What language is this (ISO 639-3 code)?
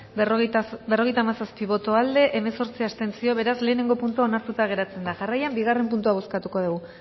eus